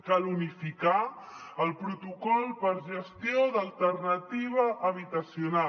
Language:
Catalan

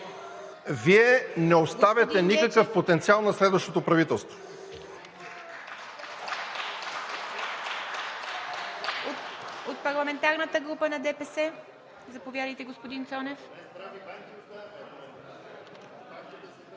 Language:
Bulgarian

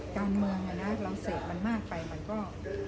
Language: Thai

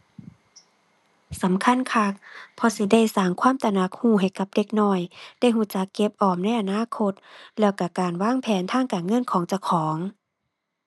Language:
Thai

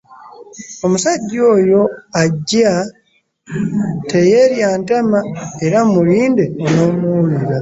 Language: Ganda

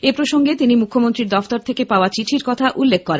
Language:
Bangla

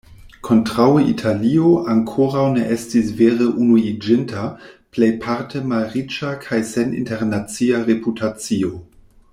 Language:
Esperanto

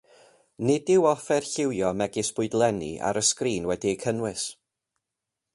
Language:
Welsh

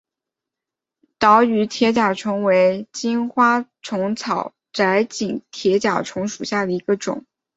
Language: Chinese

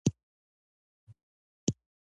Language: Pashto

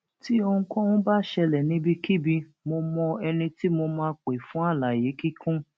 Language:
Yoruba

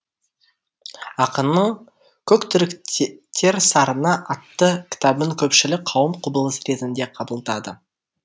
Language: Kazakh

